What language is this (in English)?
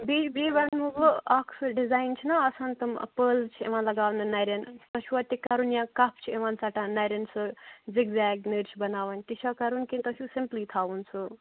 Kashmiri